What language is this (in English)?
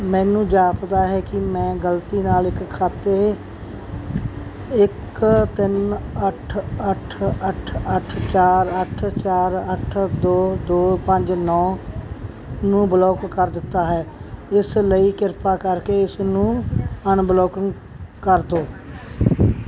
Punjabi